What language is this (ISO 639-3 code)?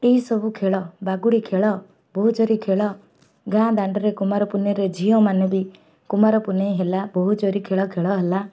ori